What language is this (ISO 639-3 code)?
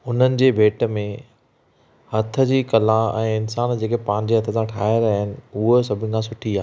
snd